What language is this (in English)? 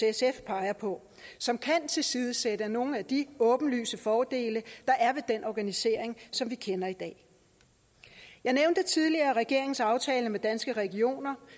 Danish